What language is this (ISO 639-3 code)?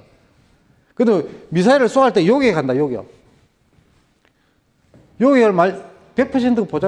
kor